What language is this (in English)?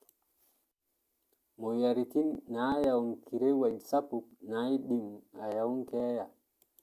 Masai